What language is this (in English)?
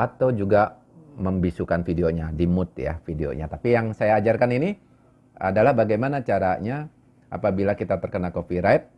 Indonesian